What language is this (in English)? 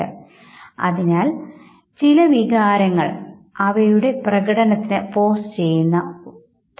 Malayalam